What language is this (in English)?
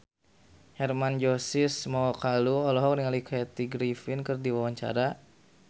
Sundanese